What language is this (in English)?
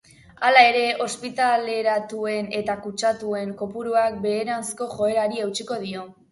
Basque